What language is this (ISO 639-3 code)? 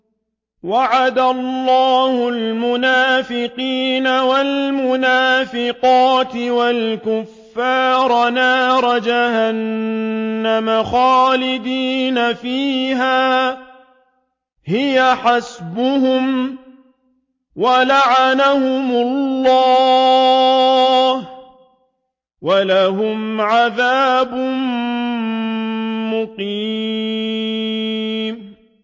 ara